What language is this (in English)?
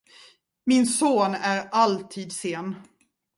Swedish